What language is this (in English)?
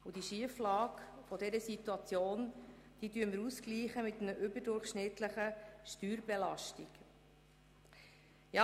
Swiss German